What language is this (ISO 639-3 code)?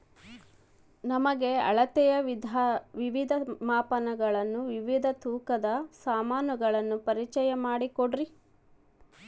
kan